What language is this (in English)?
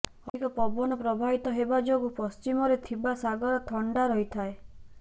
Odia